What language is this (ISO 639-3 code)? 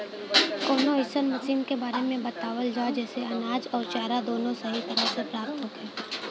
bho